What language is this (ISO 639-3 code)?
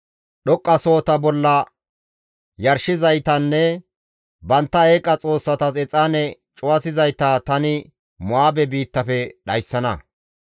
gmv